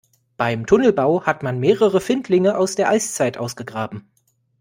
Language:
German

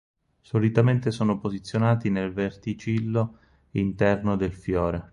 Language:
Italian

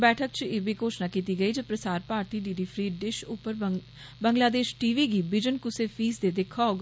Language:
Dogri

